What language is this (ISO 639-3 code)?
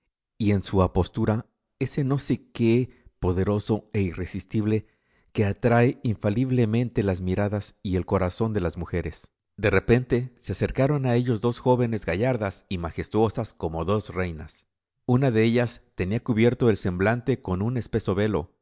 spa